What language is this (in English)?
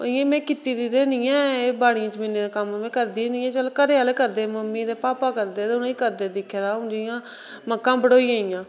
Dogri